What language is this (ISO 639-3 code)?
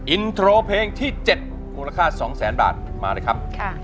tha